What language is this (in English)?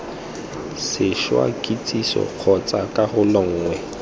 Tswana